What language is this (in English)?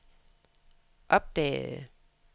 Danish